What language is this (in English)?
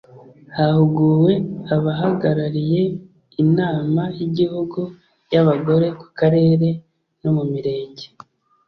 Kinyarwanda